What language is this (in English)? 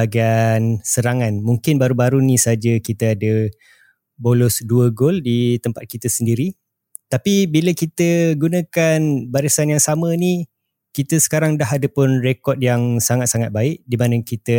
Malay